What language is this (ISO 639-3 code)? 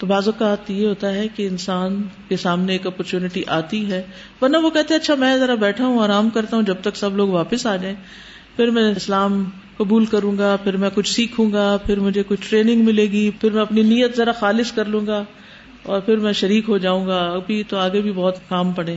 urd